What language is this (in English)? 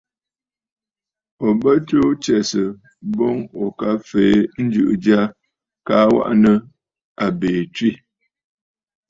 Bafut